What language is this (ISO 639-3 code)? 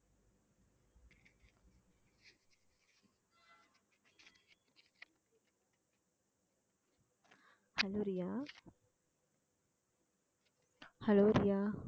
tam